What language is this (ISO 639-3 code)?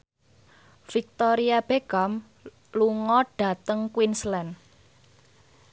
jav